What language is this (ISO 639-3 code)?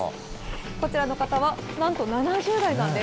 jpn